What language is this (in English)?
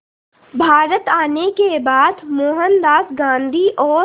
Hindi